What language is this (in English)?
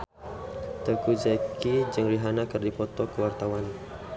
Sundanese